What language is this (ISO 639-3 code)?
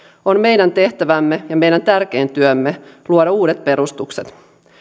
fin